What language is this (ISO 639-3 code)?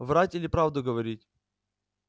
rus